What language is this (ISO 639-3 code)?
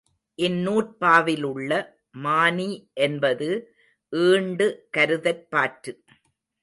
tam